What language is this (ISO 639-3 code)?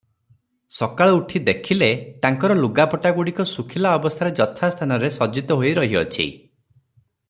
ori